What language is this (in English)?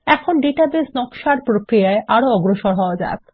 Bangla